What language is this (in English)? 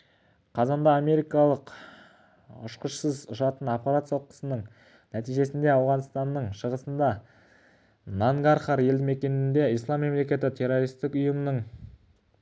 Kazakh